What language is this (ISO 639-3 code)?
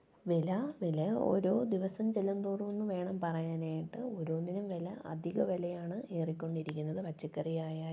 mal